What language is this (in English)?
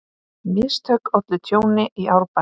Icelandic